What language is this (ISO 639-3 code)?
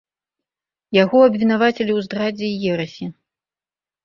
bel